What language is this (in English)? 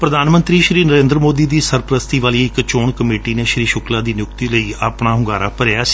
Punjabi